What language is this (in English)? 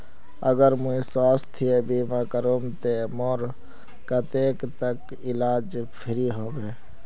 Magahi